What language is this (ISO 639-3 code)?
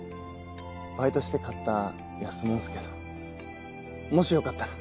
jpn